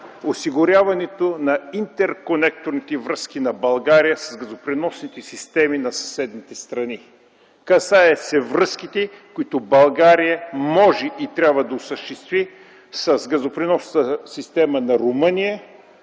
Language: Bulgarian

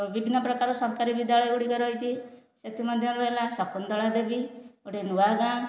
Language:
Odia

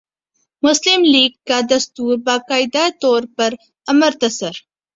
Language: Urdu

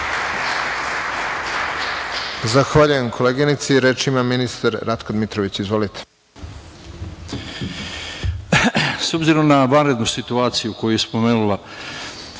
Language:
Serbian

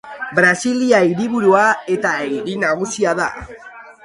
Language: Basque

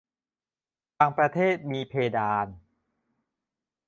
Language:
Thai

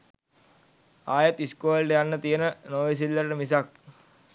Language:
Sinhala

